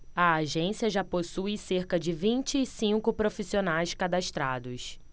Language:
Portuguese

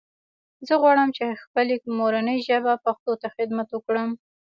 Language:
Pashto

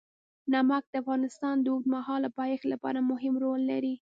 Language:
Pashto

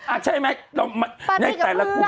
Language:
Thai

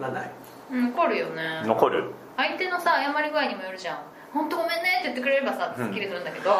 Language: Japanese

